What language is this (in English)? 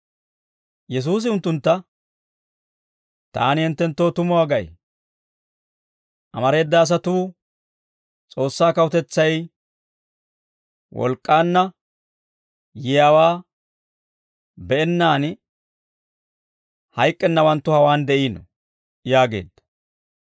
Dawro